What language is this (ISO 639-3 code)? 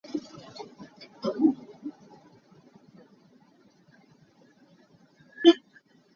cnh